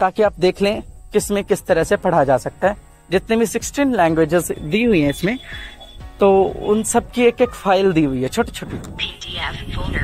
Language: Hindi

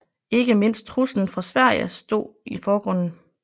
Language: Danish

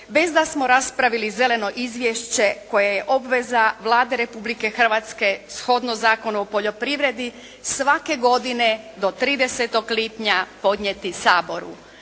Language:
Croatian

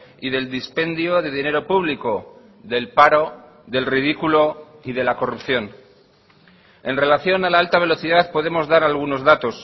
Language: Spanish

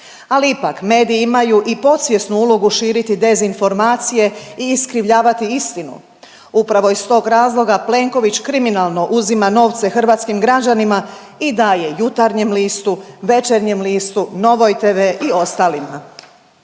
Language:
Croatian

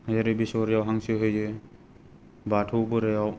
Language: Bodo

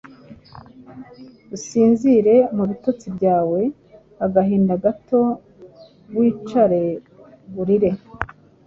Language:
Kinyarwanda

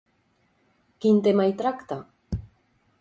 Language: Catalan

